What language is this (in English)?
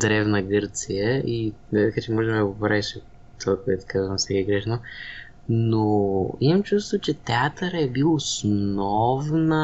Bulgarian